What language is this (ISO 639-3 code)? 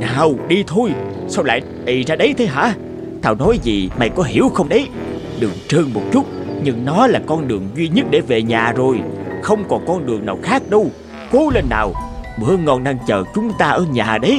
vie